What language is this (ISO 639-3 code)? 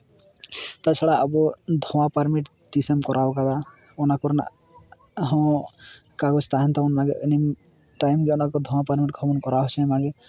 sat